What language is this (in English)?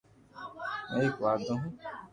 Loarki